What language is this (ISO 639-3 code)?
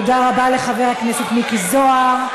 heb